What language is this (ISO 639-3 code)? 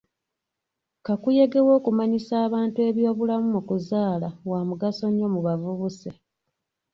lug